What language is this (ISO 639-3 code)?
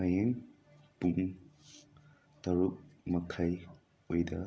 mni